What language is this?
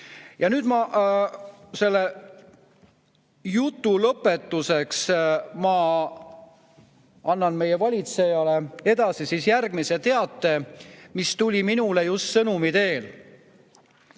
Estonian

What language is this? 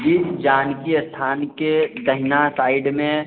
Maithili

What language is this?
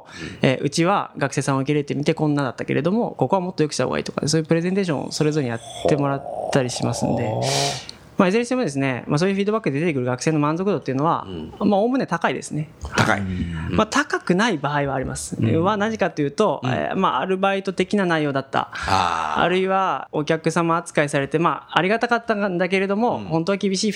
Japanese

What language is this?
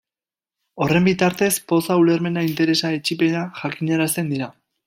Basque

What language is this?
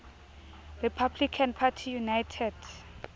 Southern Sotho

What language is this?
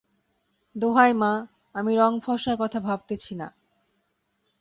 Bangla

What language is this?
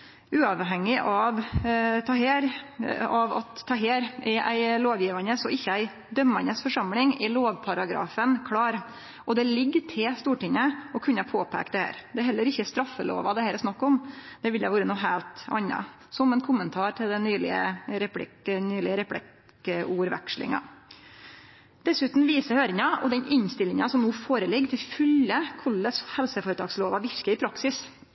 Norwegian Nynorsk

